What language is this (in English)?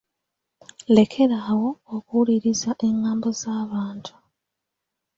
Ganda